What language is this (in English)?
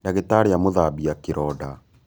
Kikuyu